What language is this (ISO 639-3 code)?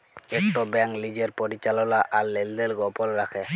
ben